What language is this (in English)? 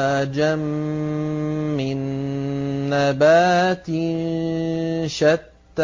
Arabic